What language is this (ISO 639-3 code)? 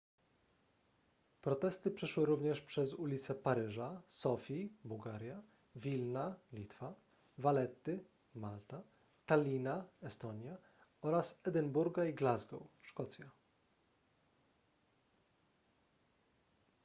pol